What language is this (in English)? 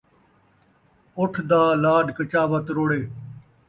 Saraiki